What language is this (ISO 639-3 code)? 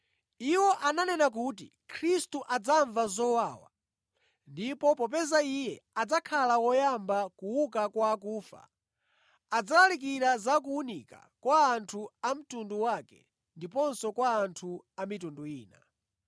nya